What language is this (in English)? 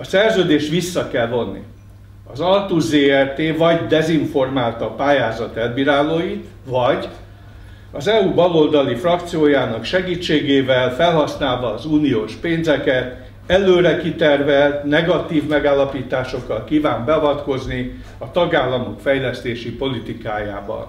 Hungarian